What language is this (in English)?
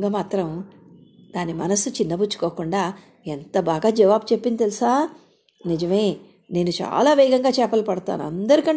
Telugu